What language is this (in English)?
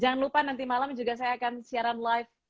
Indonesian